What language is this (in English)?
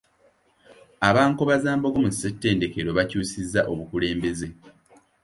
Ganda